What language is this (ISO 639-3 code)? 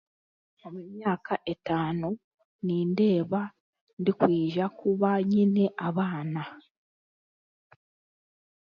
cgg